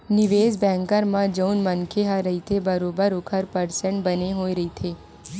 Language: Chhattisgarhi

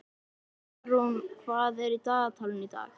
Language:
Icelandic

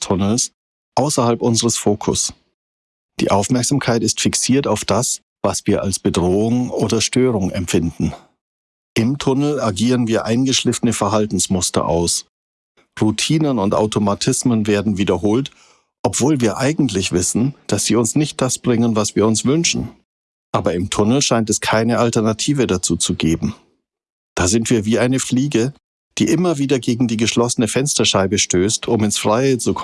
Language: German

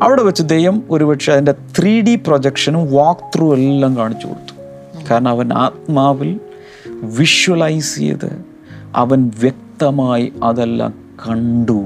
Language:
Malayalam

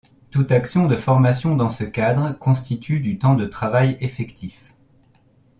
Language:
French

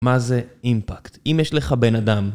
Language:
Hebrew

